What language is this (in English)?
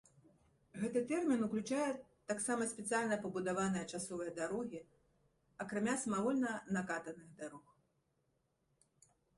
Belarusian